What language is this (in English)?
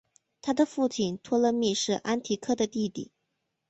Chinese